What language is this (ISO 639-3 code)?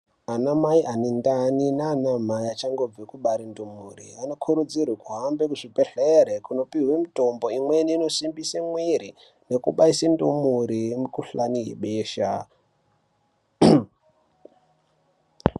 ndc